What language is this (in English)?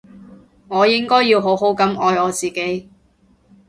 Cantonese